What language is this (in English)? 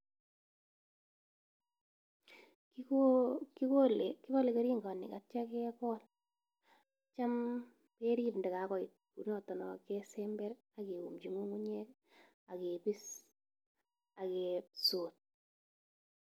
Kalenjin